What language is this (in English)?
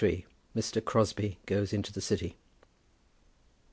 English